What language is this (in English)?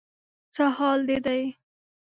Pashto